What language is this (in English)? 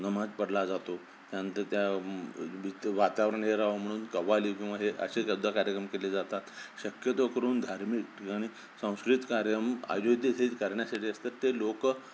Marathi